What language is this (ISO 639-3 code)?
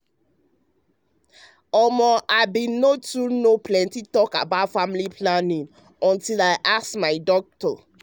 pcm